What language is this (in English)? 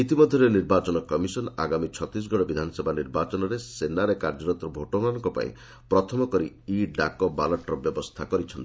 Odia